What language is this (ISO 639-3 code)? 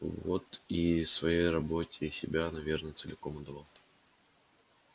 rus